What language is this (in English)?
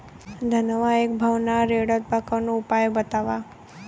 Bhojpuri